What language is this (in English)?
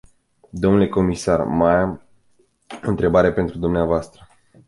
Romanian